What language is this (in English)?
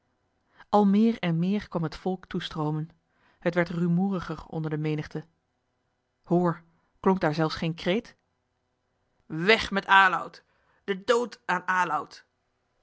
Dutch